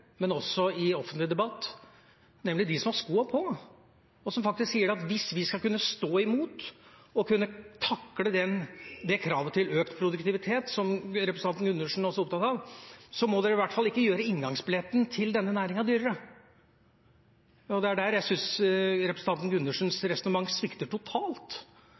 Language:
Norwegian Bokmål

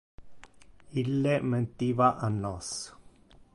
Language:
Interlingua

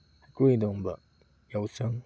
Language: Manipuri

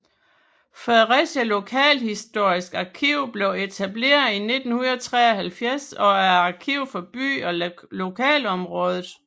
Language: Danish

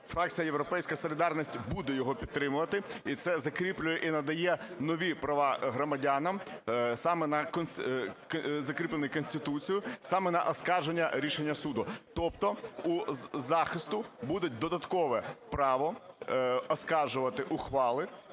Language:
Ukrainian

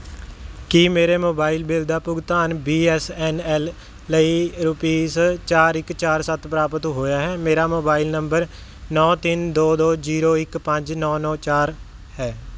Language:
Punjabi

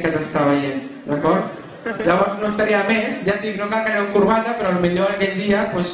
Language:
Catalan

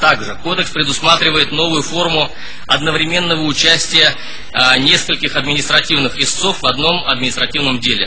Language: Russian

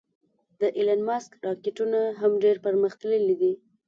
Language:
Pashto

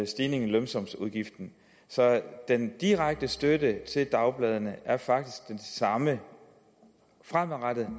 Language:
Danish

